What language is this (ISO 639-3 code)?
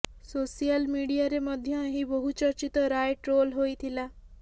ori